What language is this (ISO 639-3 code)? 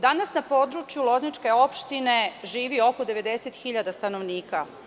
srp